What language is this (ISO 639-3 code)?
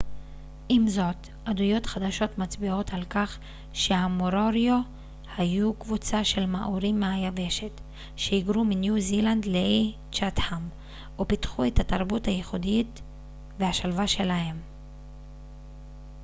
heb